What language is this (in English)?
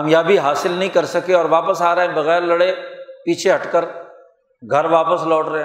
Urdu